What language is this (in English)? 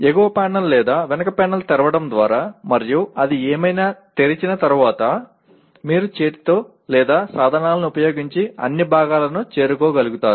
Telugu